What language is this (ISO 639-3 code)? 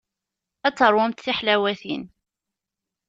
kab